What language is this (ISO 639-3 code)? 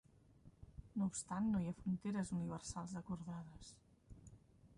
cat